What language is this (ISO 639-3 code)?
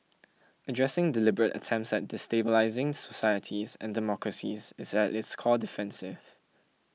eng